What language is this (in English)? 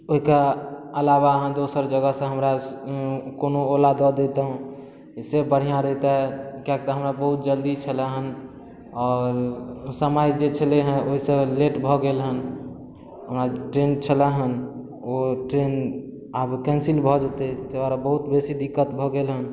Maithili